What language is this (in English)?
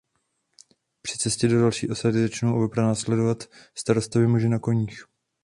Czech